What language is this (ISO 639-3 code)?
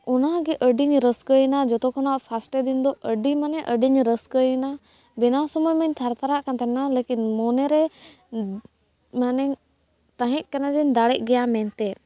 sat